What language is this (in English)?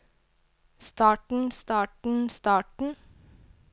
Norwegian